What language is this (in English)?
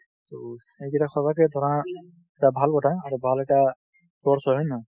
Assamese